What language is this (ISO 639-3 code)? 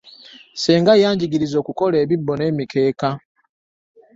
lug